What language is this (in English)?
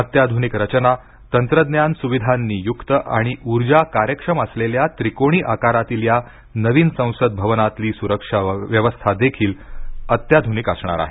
Marathi